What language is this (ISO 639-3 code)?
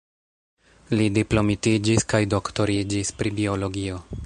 epo